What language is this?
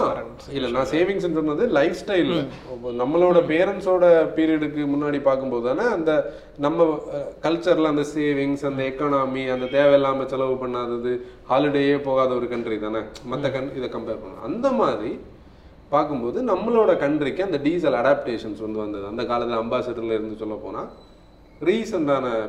Tamil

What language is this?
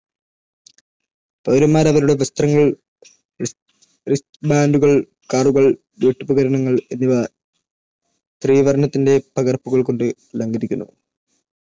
Malayalam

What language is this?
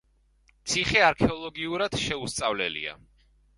Georgian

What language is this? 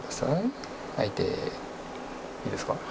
Japanese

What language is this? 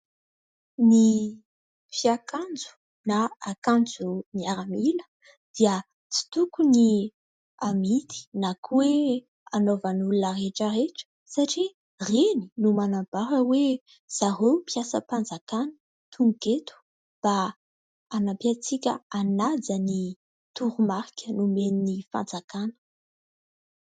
Malagasy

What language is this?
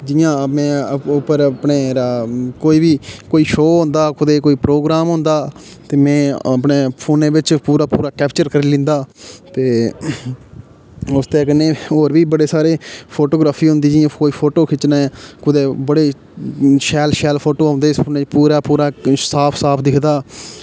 Dogri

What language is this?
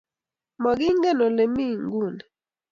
Kalenjin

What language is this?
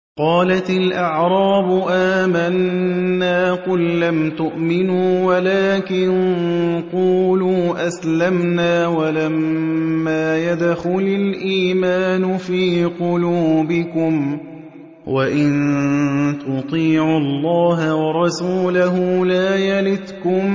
Arabic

